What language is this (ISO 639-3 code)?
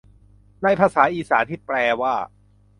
tha